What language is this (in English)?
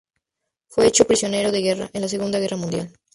Spanish